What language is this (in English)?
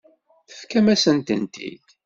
Kabyle